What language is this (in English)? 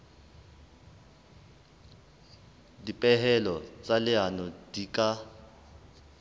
Southern Sotho